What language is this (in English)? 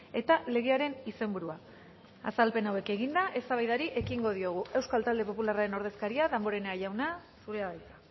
Basque